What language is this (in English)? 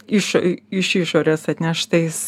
Lithuanian